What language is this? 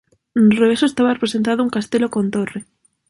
Galician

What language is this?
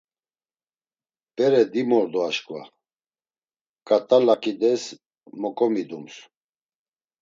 Laz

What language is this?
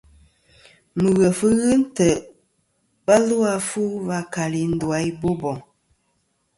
Kom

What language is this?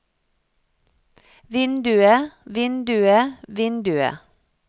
Norwegian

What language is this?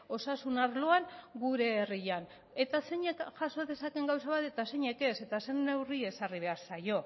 Basque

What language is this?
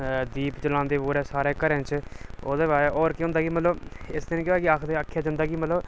Dogri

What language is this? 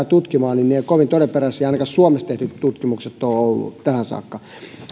Finnish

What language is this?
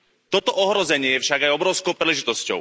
Slovak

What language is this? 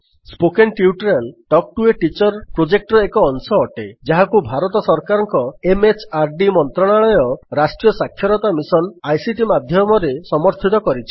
Odia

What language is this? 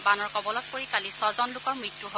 Assamese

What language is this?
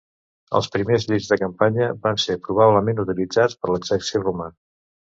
Catalan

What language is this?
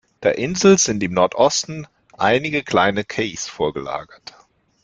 German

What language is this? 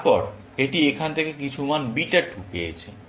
Bangla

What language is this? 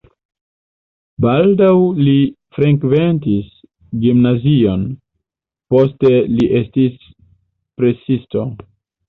Esperanto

